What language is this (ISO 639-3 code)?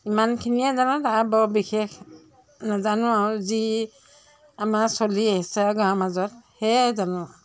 asm